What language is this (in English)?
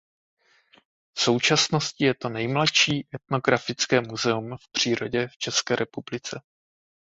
Czech